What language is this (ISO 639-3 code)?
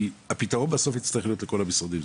heb